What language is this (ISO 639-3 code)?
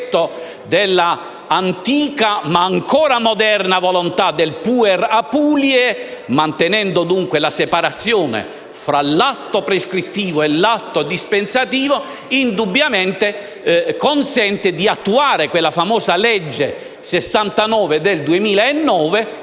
ita